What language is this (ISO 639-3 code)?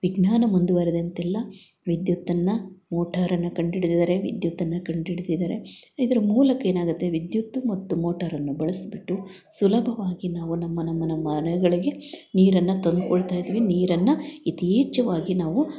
kan